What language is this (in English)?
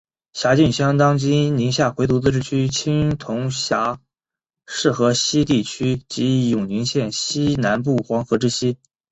Chinese